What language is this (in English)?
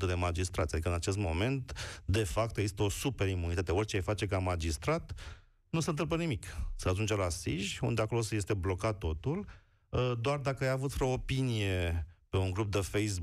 Romanian